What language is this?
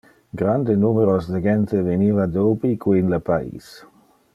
Interlingua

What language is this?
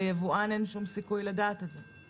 Hebrew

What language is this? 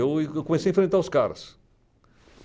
Portuguese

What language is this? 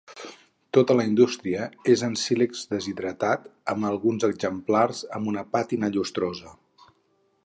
Catalan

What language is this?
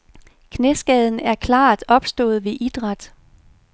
Danish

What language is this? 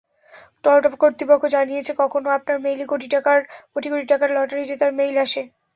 Bangla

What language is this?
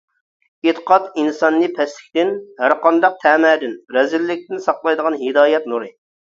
Uyghur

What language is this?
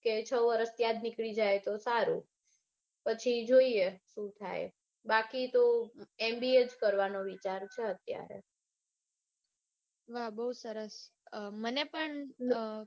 Gujarati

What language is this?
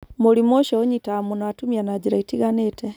Kikuyu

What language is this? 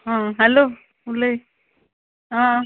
Konkani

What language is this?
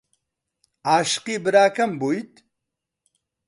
Central Kurdish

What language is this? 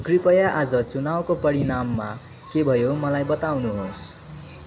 Nepali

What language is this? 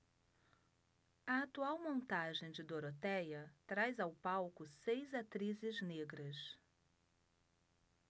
Portuguese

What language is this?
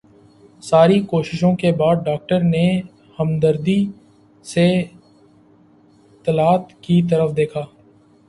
Urdu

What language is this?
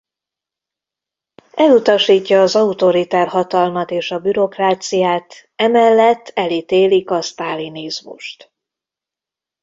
Hungarian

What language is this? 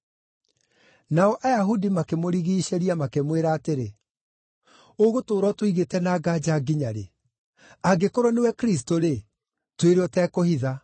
Kikuyu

